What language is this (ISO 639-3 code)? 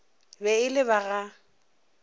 nso